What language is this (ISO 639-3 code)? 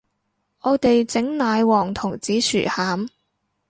yue